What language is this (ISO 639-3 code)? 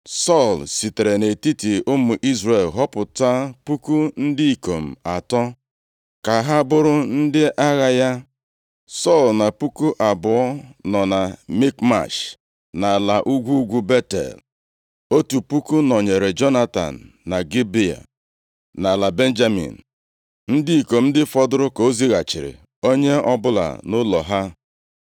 ibo